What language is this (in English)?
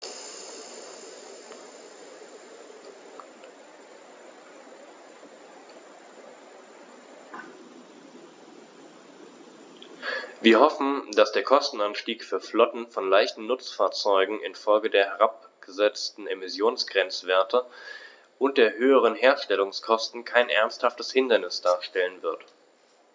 German